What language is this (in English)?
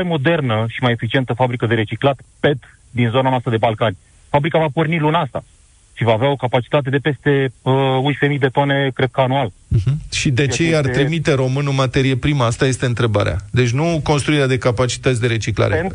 Romanian